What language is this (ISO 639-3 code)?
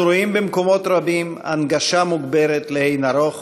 heb